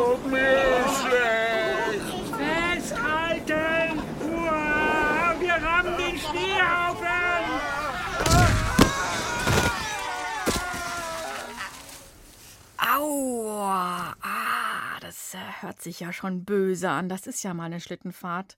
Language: German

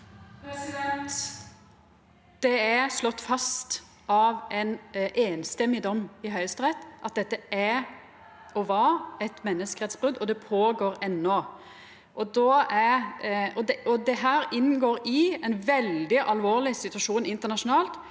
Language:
Norwegian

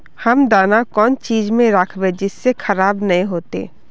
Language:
Magahi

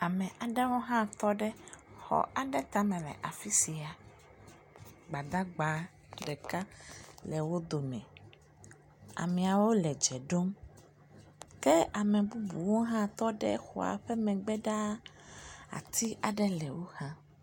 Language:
Ewe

